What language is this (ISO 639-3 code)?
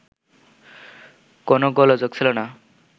ben